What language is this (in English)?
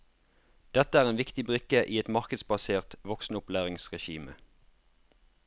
Norwegian